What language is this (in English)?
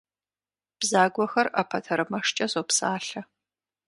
Kabardian